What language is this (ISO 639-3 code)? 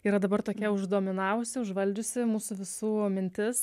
lit